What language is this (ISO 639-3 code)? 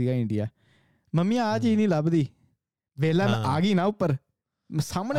pan